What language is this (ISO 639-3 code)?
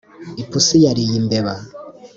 kin